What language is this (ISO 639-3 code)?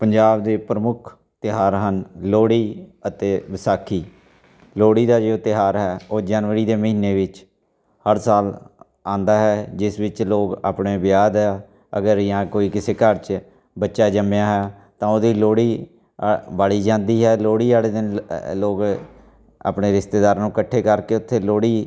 pan